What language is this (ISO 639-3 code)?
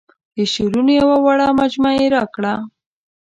pus